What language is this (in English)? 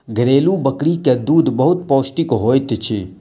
Maithili